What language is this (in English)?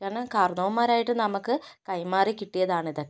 Malayalam